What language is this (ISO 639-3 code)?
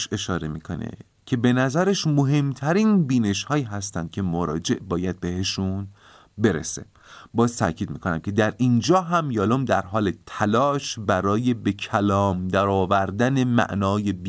fas